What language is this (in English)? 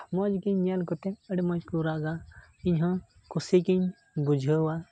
Santali